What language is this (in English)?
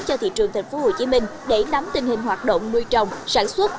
Vietnamese